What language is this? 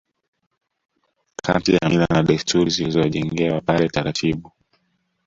Swahili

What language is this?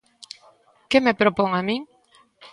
Galician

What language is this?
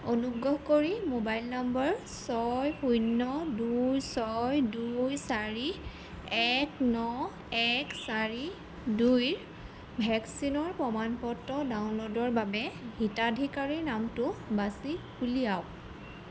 Assamese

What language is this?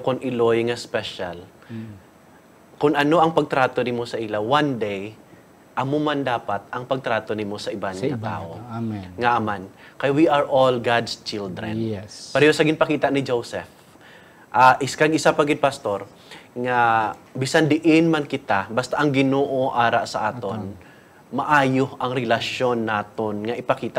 Filipino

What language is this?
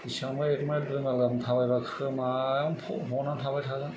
Bodo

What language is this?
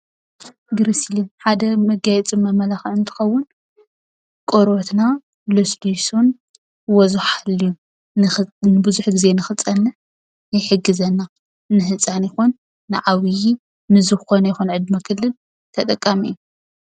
Tigrinya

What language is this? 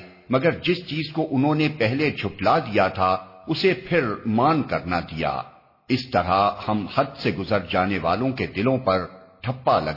Urdu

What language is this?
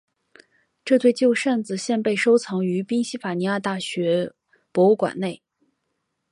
Chinese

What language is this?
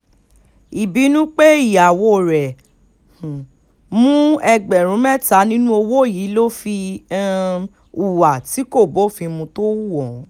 Yoruba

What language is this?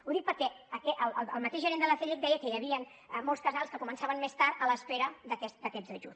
Catalan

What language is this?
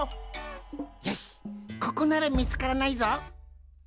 Japanese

